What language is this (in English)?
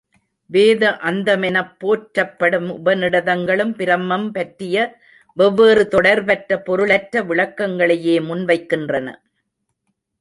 Tamil